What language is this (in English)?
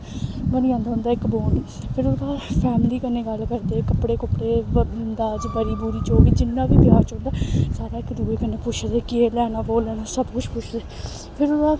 Dogri